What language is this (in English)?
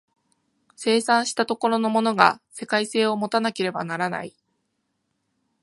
Japanese